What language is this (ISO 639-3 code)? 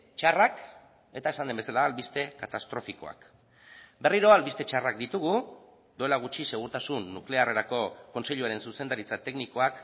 eus